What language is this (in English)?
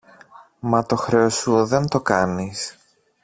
Greek